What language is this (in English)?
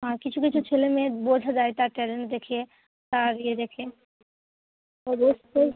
Bangla